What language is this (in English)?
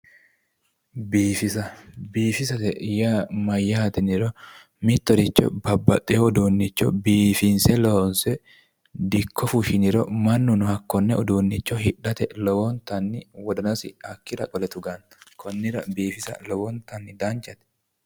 Sidamo